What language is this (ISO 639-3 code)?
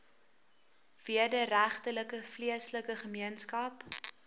afr